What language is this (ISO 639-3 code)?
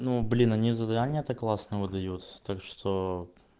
rus